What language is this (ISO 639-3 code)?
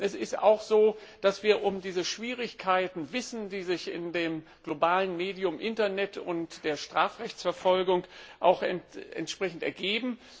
deu